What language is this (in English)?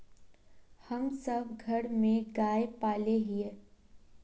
Magahi